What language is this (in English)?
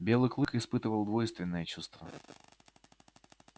Russian